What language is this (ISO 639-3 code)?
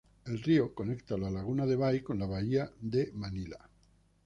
spa